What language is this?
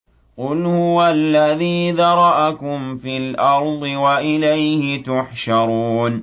Arabic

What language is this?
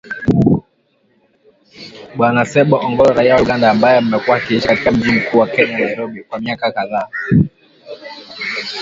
Swahili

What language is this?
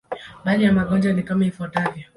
Swahili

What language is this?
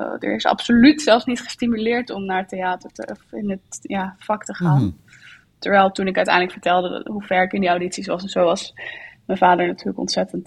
Dutch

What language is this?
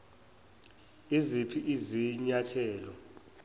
Zulu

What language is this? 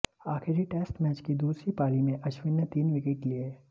Hindi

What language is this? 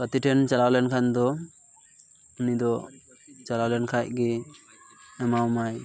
Santali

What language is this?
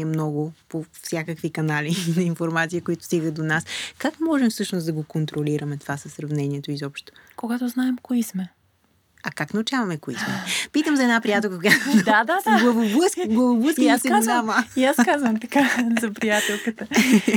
Bulgarian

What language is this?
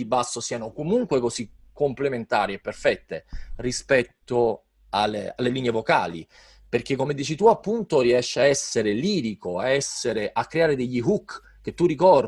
Italian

